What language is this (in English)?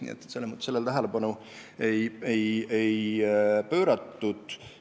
Estonian